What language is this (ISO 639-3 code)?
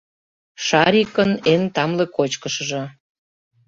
chm